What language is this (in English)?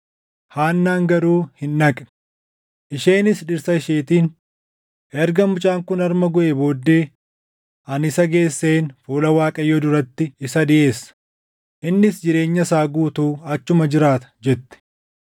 Oromo